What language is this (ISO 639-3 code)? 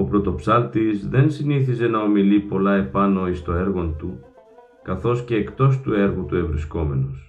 ell